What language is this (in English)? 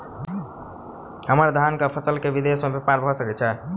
Maithili